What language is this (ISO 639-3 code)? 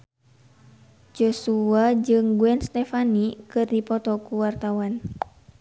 sun